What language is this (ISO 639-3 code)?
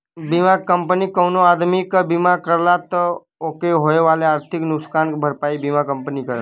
bho